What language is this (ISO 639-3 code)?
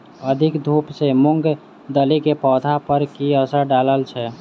mai